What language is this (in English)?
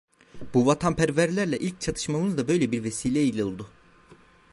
Turkish